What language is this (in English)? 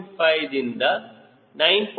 Kannada